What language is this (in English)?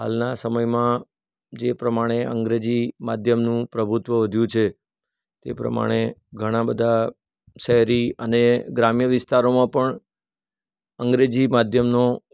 Gujarati